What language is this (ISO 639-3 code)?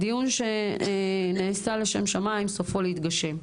heb